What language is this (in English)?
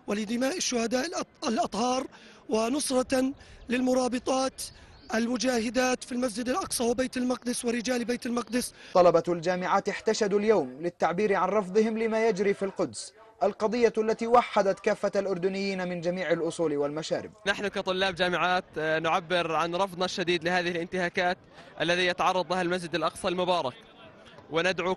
Arabic